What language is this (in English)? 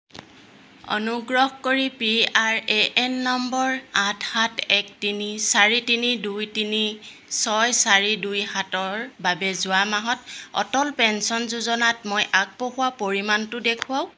Assamese